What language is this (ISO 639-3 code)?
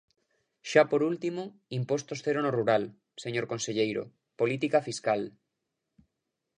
glg